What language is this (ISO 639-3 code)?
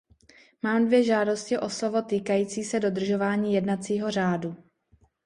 ces